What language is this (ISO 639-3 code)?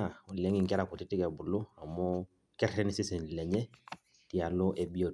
mas